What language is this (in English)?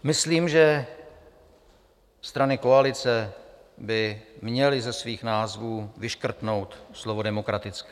Czech